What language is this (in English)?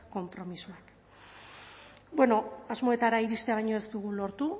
Basque